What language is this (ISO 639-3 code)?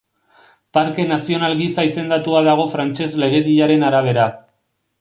eus